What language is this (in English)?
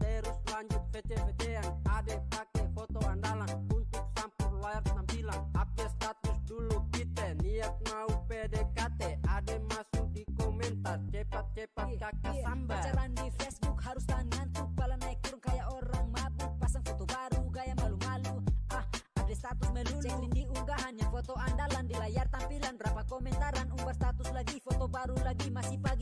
Indonesian